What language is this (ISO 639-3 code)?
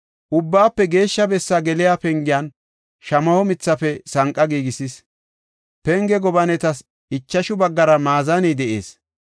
gof